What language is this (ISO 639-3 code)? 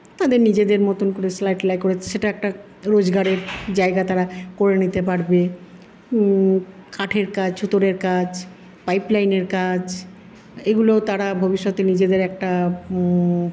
ben